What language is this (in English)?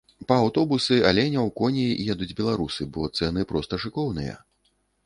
Belarusian